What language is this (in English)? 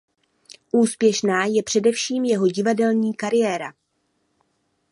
Czech